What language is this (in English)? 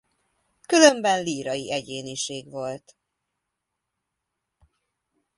Hungarian